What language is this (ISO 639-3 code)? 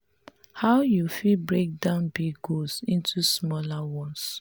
pcm